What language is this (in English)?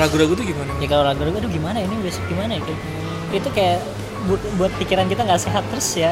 Indonesian